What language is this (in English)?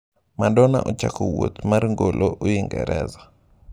Luo (Kenya and Tanzania)